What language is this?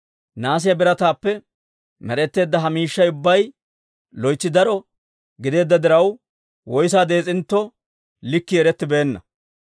Dawro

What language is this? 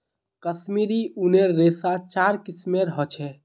Magahi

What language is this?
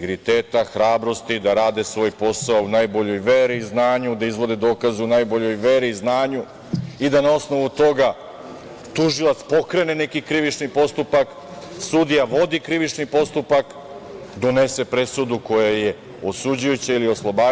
Serbian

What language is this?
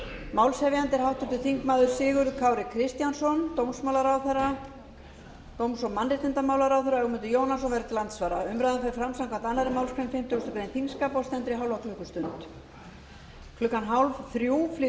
Icelandic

